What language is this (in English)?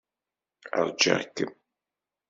Kabyle